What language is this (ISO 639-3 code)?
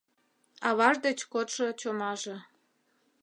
chm